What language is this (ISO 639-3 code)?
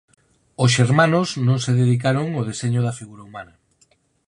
glg